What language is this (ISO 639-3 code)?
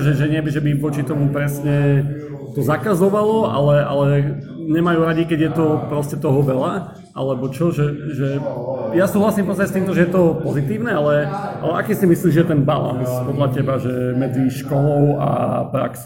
slk